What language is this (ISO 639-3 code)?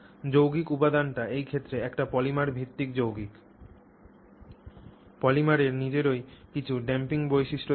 ben